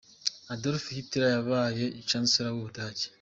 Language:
Kinyarwanda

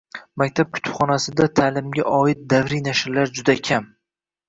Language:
Uzbek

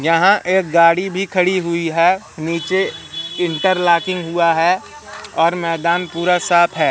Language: Hindi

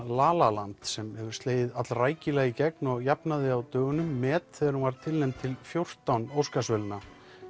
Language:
Icelandic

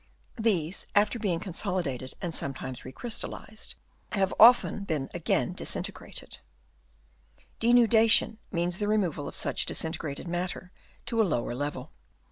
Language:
English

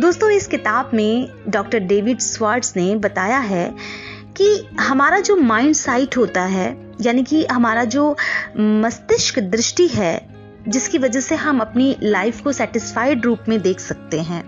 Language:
Hindi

